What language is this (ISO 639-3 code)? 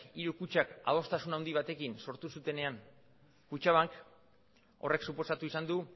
eus